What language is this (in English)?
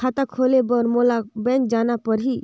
Chhattisgarhi